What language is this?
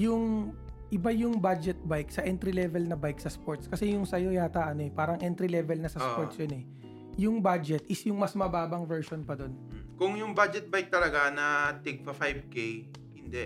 Filipino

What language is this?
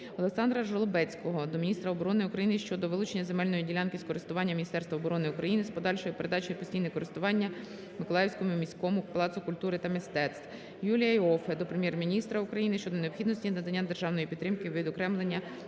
Ukrainian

